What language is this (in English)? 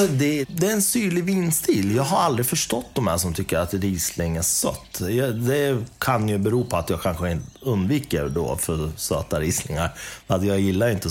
Swedish